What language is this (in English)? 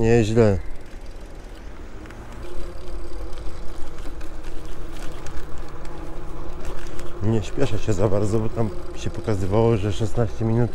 Polish